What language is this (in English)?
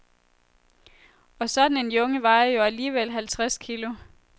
Danish